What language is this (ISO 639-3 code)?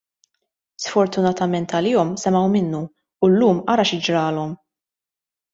mlt